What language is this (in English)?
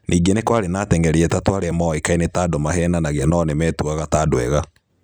Kikuyu